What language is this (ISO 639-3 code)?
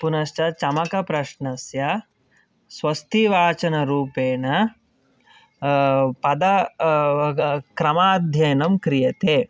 san